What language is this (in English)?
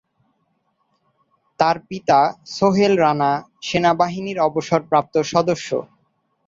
Bangla